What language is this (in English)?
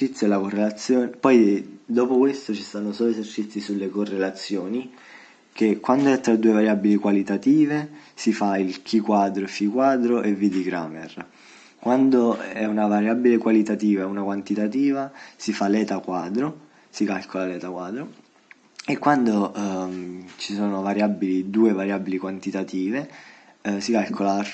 Italian